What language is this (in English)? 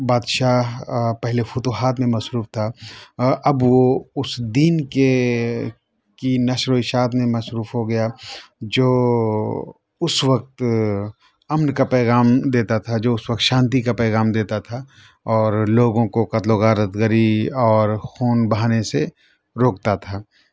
Urdu